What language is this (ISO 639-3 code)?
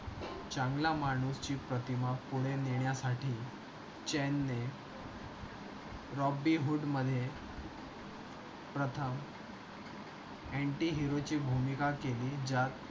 mar